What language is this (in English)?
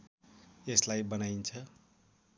Nepali